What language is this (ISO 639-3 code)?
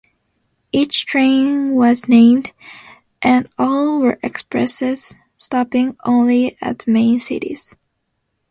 eng